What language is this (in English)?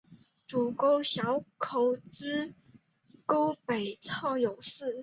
Chinese